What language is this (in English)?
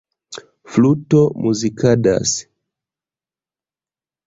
Esperanto